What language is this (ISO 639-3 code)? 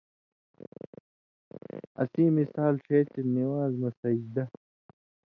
mvy